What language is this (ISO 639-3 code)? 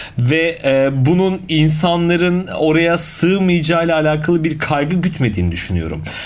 tur